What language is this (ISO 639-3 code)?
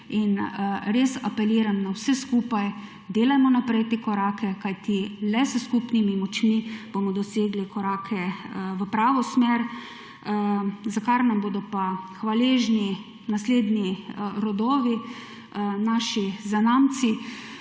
slv